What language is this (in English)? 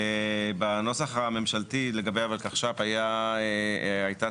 Hebrew